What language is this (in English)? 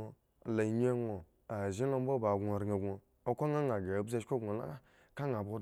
Eggon